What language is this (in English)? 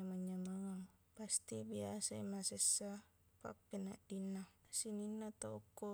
Buginese